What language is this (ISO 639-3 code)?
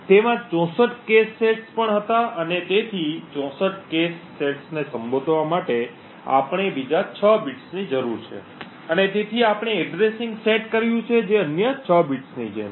guj